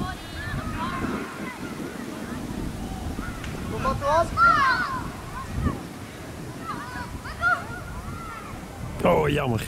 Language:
Dutch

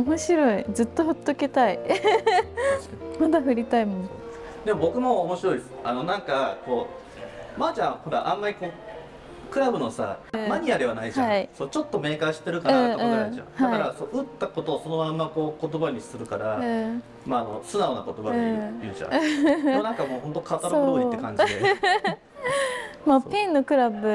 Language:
Japanese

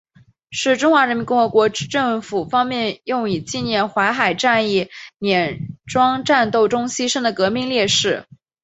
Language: Chinese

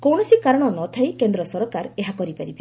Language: Odia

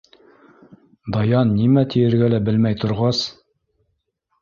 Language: Bashkir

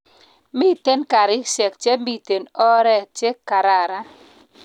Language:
Kalenjin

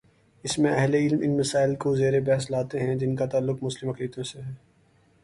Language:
Urdu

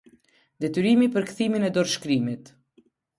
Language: Albanian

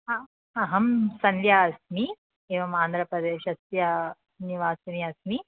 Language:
Sanskrit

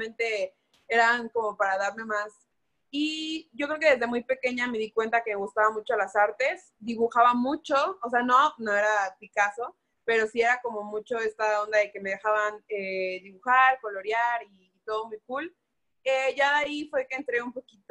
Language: Spanish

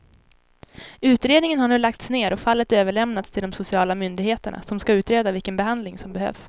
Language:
Swedish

